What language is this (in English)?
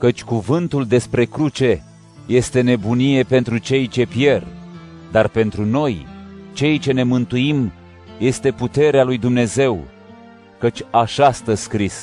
Romanian